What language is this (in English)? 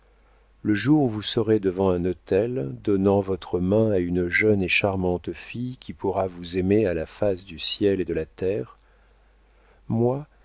French